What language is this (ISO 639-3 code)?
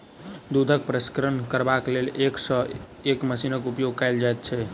mai